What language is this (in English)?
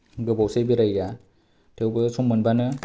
Bodo